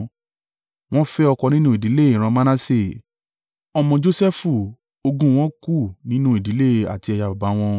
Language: Yoruba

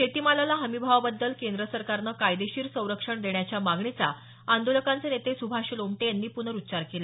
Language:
Marathi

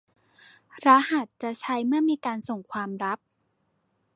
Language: Thai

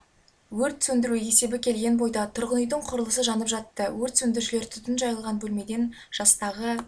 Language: Kazakh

